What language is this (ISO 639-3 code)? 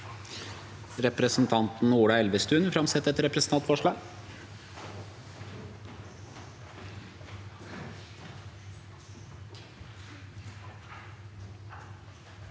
nor